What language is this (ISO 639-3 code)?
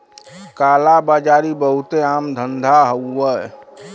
bho